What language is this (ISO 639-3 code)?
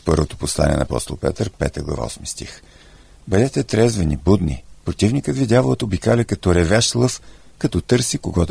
bul